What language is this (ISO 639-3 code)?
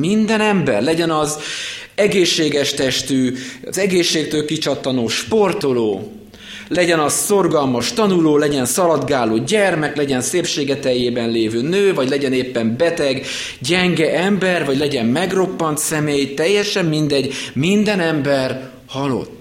hun